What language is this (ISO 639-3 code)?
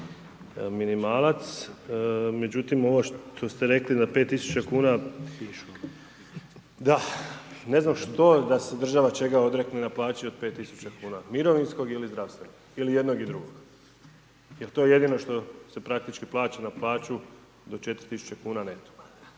hrv